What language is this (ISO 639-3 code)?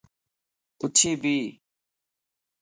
lss